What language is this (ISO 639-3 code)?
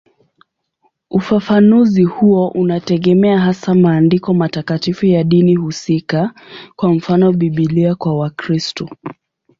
swa